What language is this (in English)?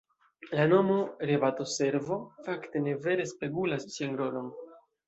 Esperanto